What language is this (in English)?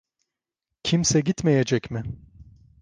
Turkish